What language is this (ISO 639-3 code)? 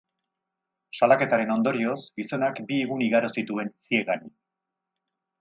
eus